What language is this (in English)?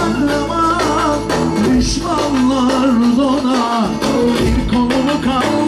Arabic